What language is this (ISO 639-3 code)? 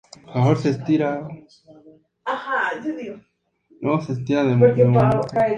spa